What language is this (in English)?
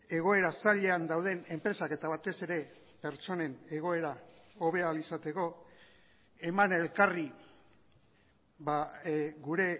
Basque